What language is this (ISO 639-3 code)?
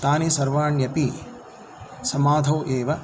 san